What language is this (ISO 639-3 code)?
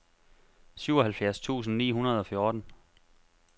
dan